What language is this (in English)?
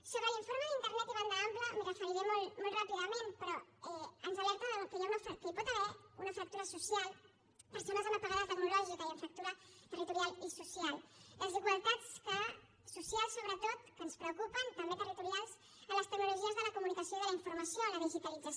Catalan